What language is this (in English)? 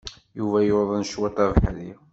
Kabyle